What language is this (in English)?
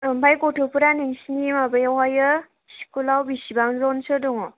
Bodo